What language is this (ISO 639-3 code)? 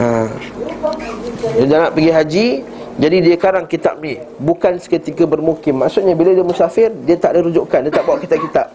msa